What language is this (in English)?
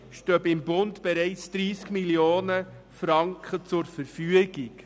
Swiss German